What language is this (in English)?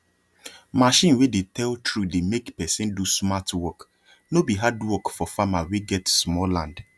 Nigerian Pidgin